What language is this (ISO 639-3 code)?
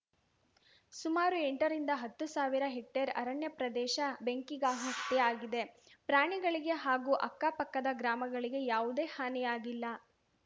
kan